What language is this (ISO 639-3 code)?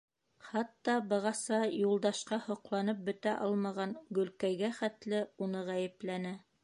bak